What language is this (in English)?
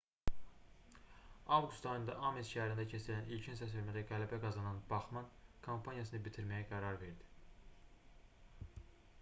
Azerbaijani